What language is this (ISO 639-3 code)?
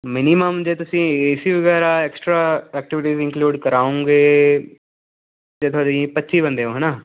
pan